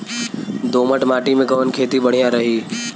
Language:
Bhojpuri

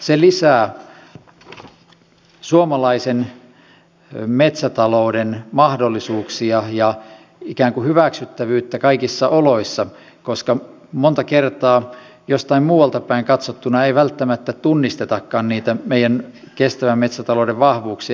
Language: Finnish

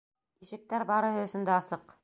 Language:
Bashkir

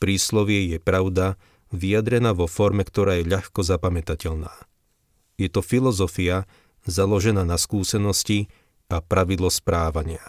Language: Slovak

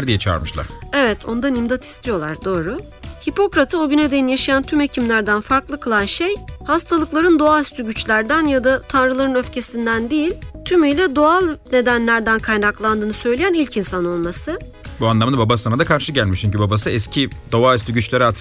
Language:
Turkish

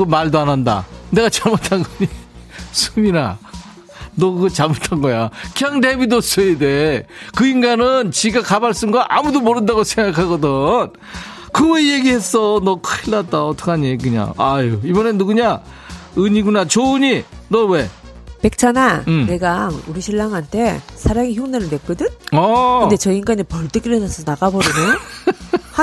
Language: Korean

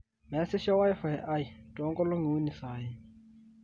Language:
Masai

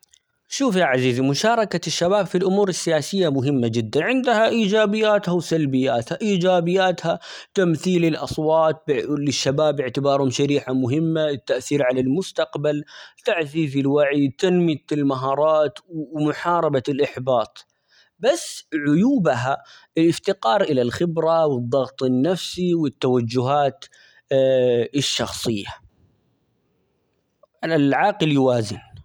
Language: Omani Arabic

